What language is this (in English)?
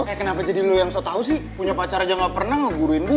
Indonesian